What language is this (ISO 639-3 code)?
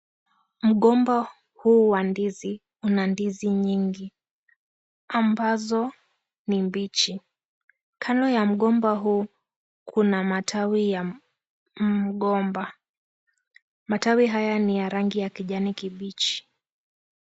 swa